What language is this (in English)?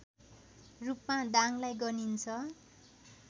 Nepali